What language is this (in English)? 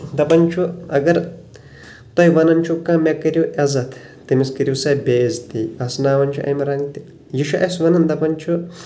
Kashmiri